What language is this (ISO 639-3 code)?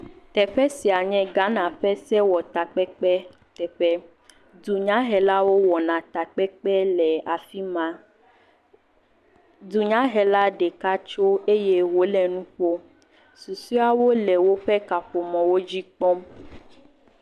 ewe